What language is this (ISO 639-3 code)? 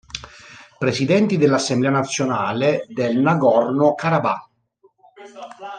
ita